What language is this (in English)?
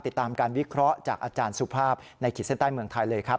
Thai